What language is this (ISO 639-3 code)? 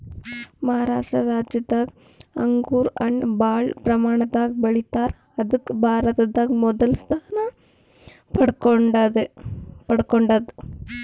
kan